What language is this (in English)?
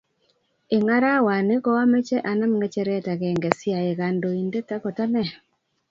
Kalenjin